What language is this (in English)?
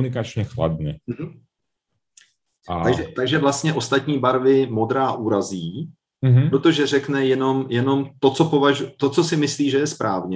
Czech